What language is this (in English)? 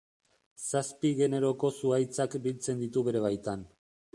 Basque